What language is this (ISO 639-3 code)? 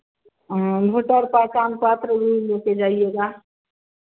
hin